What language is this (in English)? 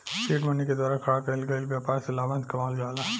Bhojpuri